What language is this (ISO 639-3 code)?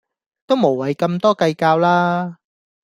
yue